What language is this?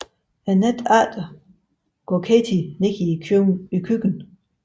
Danish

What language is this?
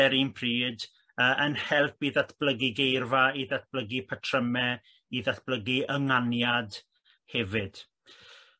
Welsh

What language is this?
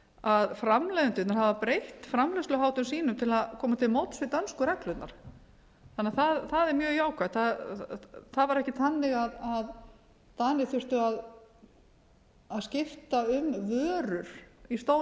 Icelandic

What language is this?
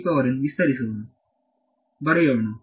Kannada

